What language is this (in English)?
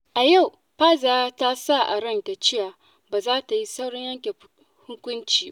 Hausa